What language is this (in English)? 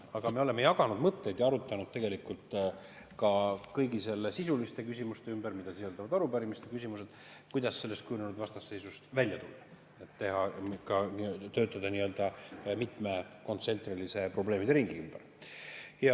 Estonian